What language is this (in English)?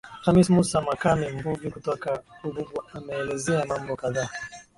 Swahili